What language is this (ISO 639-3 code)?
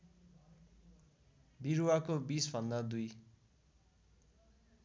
nep